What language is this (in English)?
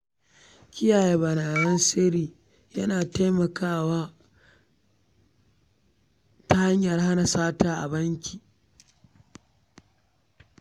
Hausa